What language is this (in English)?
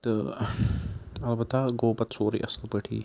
Kashmiri